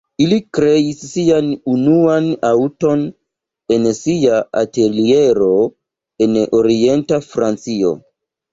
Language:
Esperanto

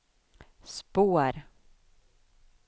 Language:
Swedish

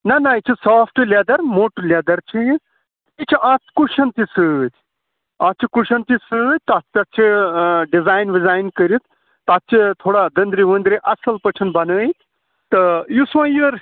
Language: Kashmiri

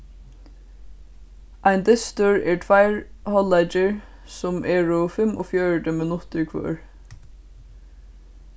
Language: Faroese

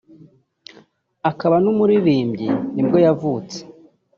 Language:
Kinyarwanda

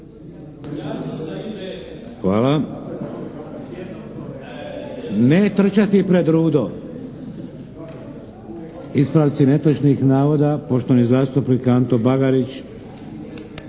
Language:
Croatian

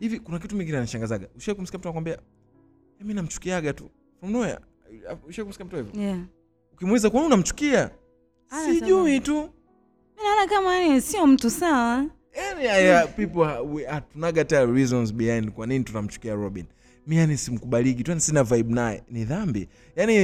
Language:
Swahili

